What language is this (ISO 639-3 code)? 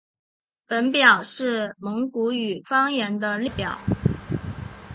zho